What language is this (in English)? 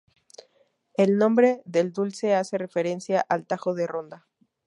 Spanish